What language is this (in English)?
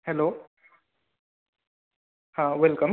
Sanskrit